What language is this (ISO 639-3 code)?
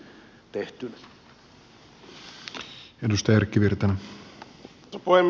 fin